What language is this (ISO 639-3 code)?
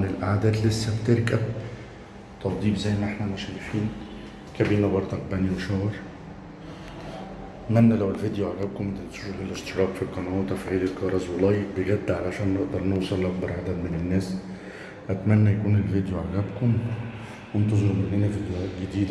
ara